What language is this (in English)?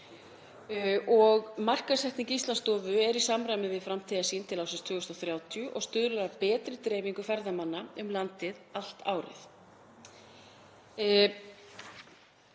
Icelandic